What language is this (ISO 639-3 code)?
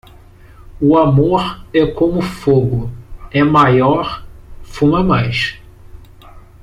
por